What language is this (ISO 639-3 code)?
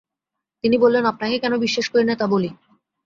ben